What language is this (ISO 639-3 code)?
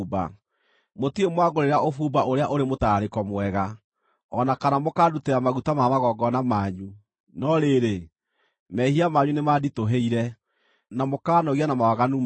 kik